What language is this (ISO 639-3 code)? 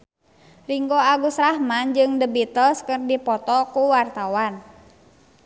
sun